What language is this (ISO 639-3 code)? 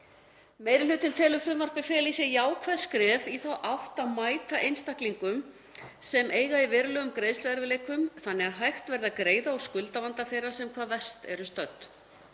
isl